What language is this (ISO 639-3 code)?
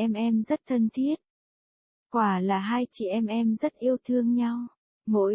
vie